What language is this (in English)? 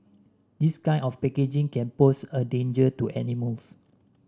English